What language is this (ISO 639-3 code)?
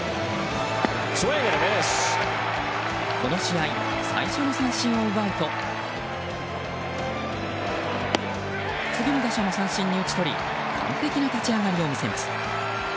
jpn